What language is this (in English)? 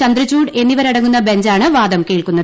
Malayalam